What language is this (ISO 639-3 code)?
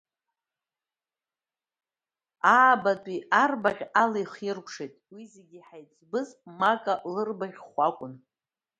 abk